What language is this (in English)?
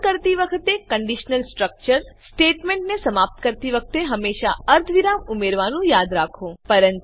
Gujarati